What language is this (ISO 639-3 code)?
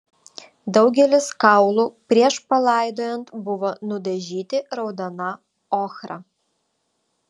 lit